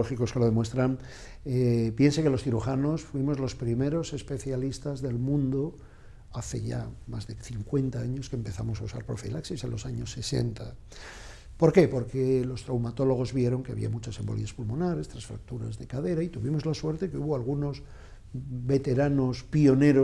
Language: Spanish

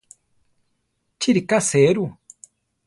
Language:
Central Tarahumara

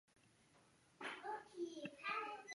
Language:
Chinese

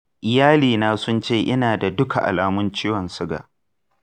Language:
Hausa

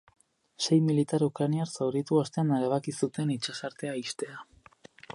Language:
Basque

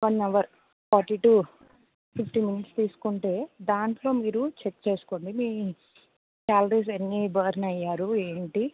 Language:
Telugu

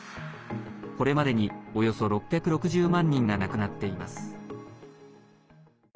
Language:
Japanese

